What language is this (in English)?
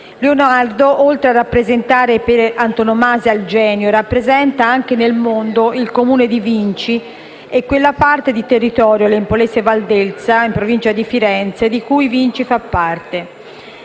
Italian